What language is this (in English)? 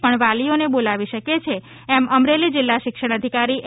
Gujarati